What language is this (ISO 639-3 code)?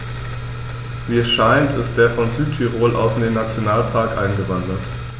deu